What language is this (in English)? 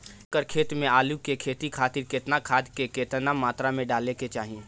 Bhojpuri